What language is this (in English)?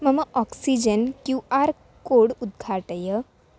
Sanskrit